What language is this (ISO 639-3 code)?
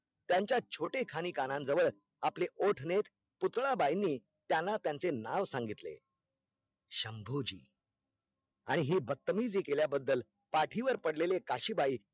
mar